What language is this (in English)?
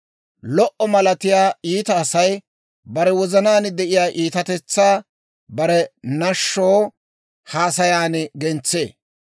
Dawro